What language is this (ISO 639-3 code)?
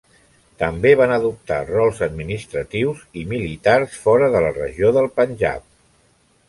cat